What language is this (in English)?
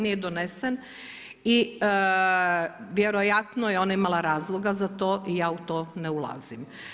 Croatian